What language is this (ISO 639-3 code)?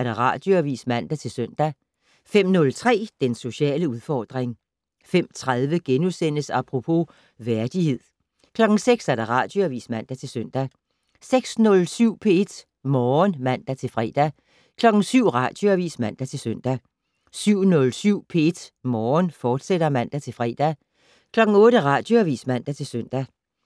dan